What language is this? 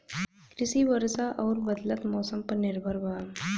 Bhojpuri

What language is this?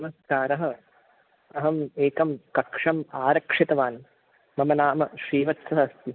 Sanskrit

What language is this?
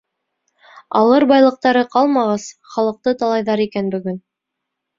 Bashkir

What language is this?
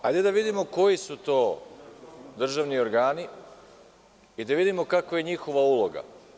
Serbian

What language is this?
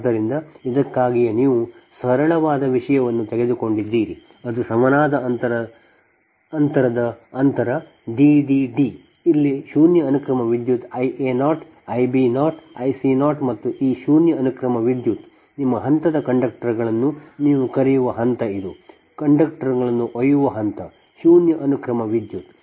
Kannada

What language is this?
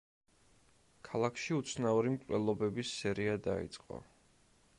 Georgian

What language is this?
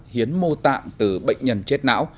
Vietnamese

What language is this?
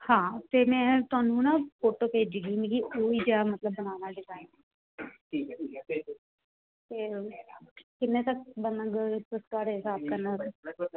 Dogri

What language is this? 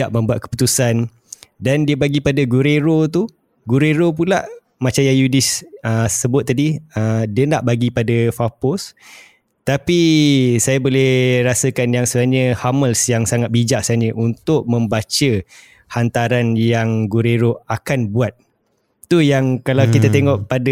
Malay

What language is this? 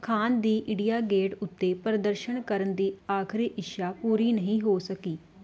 Punjabi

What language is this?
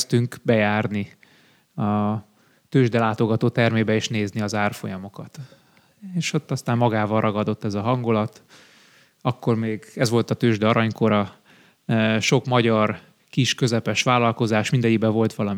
Hungarian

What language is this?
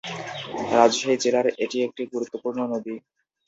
Bangla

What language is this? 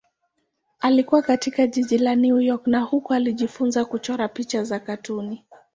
Swahili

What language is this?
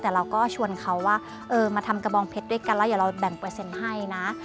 Thai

